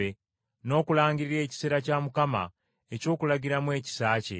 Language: Ganda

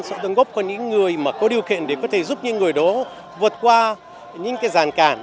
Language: Vietnamese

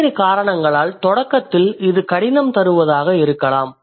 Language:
Tamil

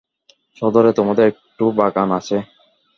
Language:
Bangla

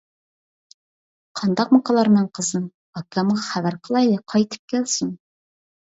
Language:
Uyghur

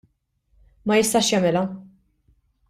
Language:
Maltese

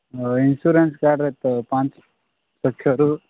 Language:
Odia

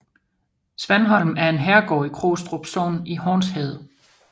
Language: Danish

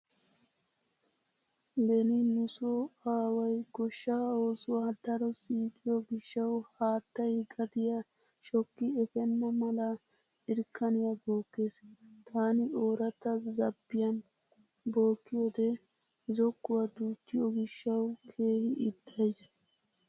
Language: Wolaytta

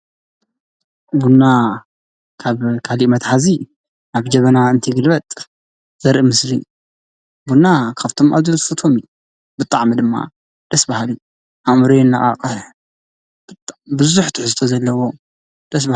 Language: Tigrinya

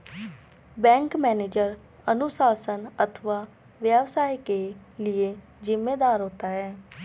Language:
Hindi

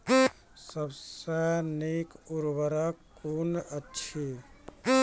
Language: Maithili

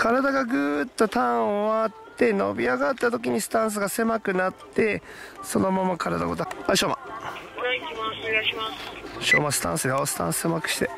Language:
Japanese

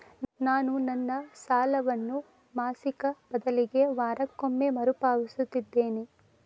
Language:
Kannada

